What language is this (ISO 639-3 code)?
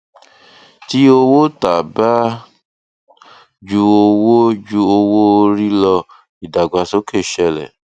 yor